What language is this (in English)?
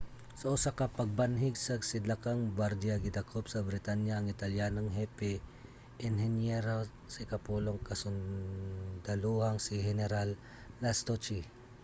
Cebuano